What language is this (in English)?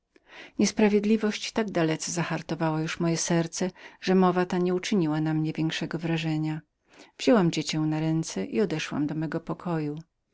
Polish